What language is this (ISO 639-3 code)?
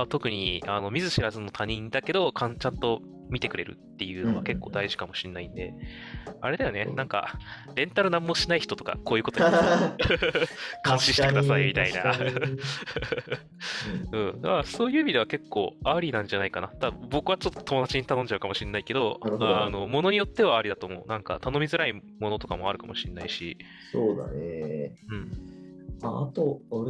jpn